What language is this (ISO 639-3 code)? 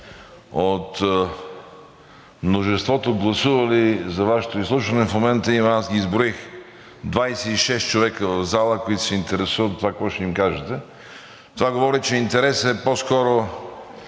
bul